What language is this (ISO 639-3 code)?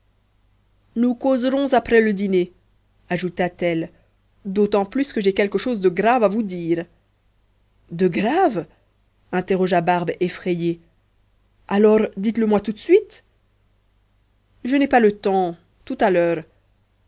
fra